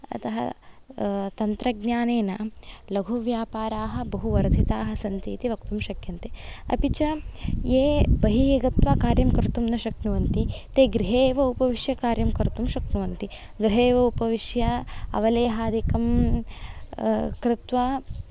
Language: Sanskrit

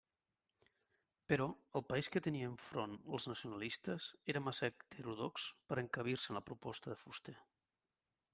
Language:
Catalan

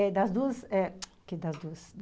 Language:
Portuguese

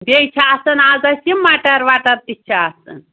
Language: Kashmiri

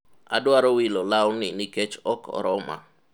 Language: Luo (Kenya and Tanzania)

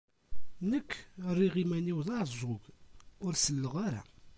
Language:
Kabyle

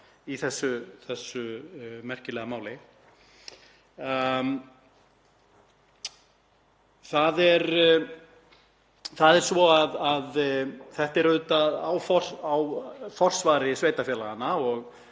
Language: Icelandic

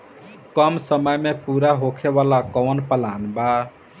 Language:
Bhojpuri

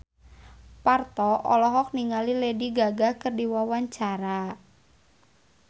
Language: Sundanese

